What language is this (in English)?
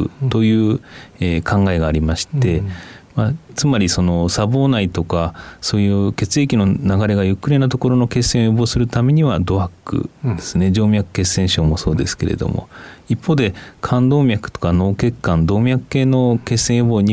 Japanese